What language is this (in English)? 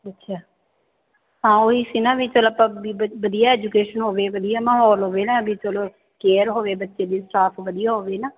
Punjabi